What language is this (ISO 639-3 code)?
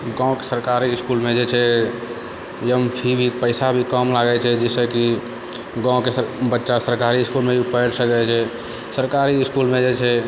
mai